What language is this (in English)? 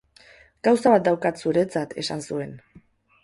Basque